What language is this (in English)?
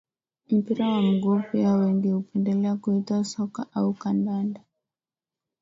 Swahili